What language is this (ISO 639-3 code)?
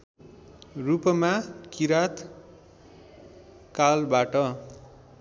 nep